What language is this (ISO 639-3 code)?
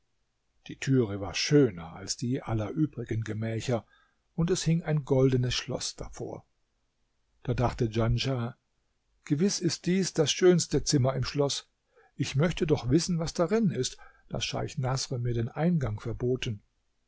deu